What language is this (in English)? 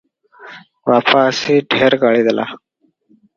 Odia